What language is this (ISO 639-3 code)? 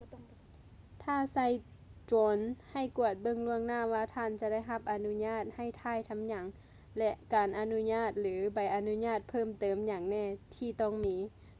lao